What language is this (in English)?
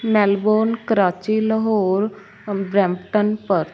Punjabi